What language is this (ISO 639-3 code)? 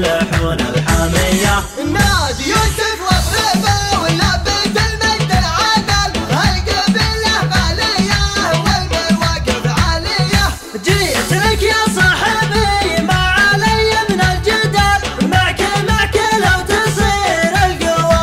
ara